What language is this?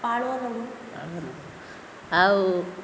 Odia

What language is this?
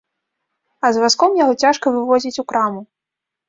Belarusian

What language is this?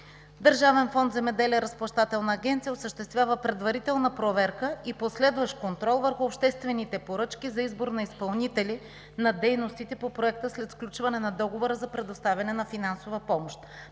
Bulgarian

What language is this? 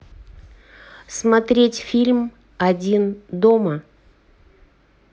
Russian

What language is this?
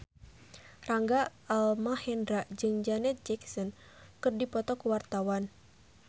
Sundanese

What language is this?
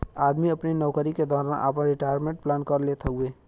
Bhojpuri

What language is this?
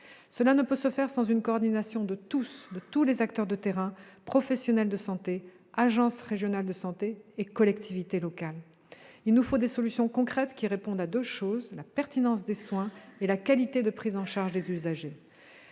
French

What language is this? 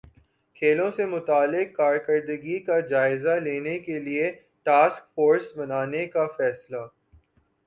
Urdu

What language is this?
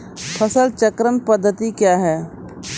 Maithili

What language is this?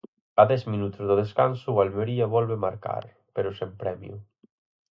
Galician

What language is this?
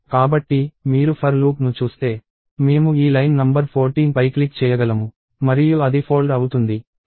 Telugu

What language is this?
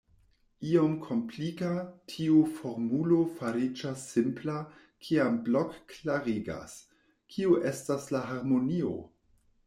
Esperanto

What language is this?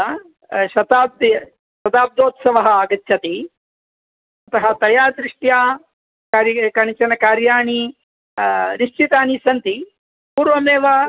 Sanskrit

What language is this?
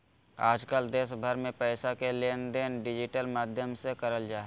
Magahi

